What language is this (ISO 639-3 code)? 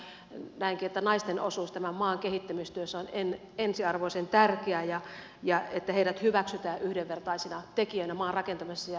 fin